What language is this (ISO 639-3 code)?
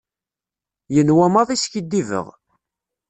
kab